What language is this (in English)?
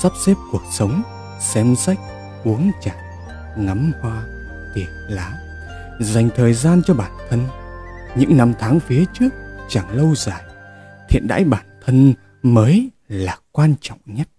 Vietnamese